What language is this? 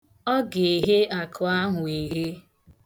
Igbo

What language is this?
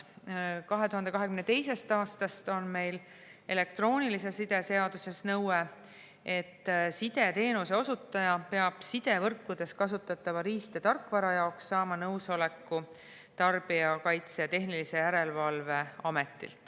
Estonian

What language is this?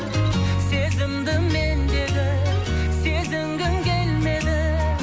Kazakh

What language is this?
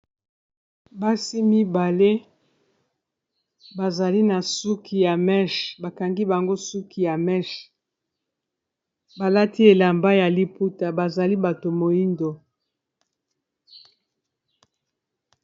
Lingala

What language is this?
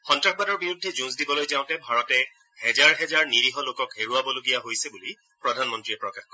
Assamese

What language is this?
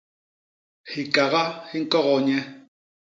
Basaa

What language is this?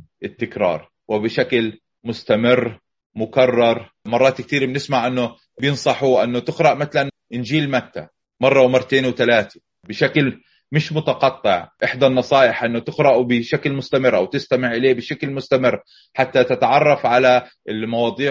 Arabic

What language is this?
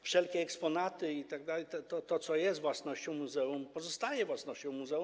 Polish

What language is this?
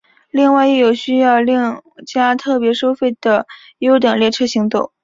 Chinese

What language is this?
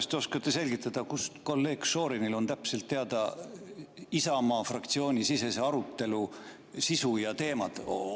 Estonian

